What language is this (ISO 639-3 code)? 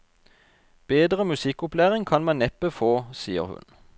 nor